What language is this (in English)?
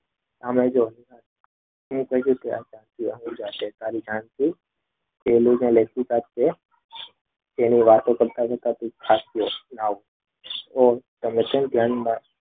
Gujarati